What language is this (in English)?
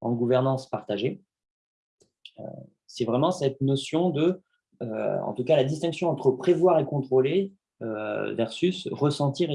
French